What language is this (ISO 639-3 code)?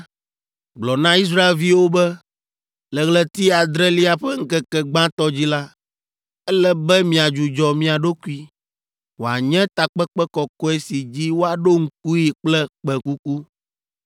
ewe